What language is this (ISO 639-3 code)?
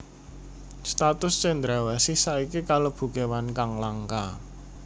jav